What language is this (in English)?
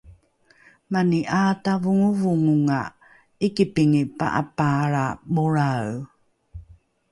Rukai